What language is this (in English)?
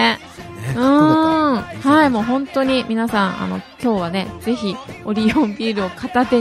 Japanese